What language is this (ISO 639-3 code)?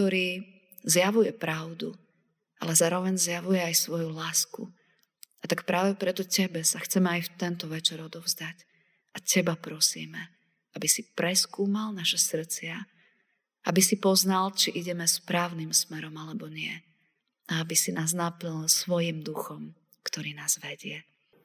slk